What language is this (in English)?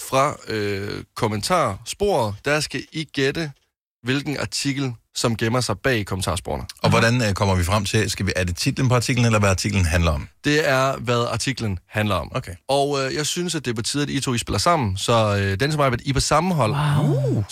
Danish